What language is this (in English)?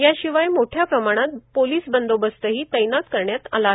Marathi